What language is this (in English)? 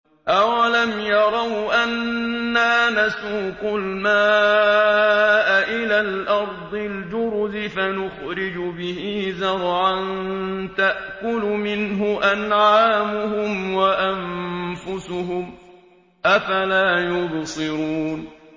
Arabic